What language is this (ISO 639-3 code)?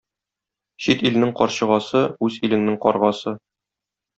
tat